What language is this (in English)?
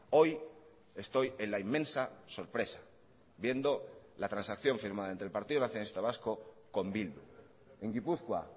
Spanish